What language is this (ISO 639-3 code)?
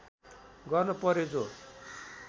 nep